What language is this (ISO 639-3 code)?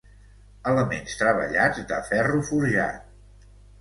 cat